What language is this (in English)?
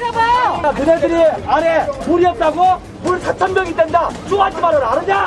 Korean